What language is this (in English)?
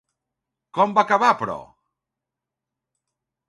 Catalan